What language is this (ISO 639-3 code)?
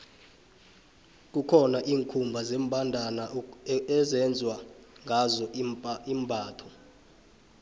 nbl